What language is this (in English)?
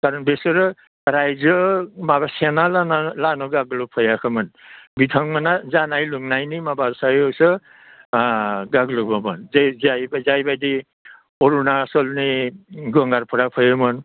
Bodo